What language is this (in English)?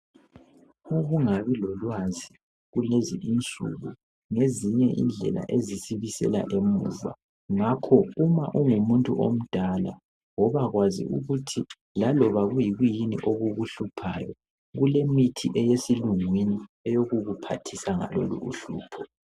North Ndebele